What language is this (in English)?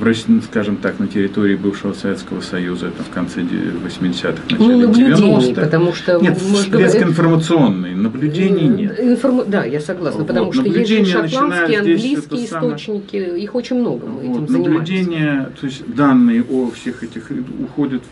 Russian